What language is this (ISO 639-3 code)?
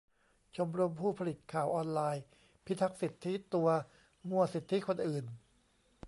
tha